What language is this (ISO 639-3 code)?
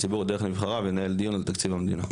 heb